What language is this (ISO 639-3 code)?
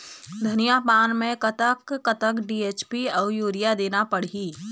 hne